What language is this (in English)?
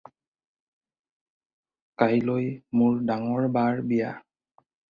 Assamese